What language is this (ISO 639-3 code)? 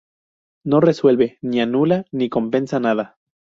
spa